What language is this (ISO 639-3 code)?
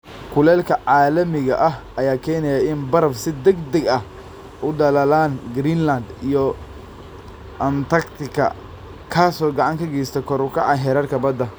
som